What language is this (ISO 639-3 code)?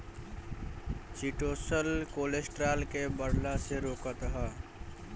bho